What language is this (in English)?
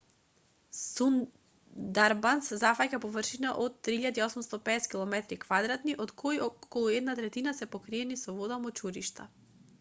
Macedonian